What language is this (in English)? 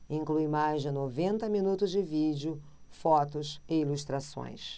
Portuguese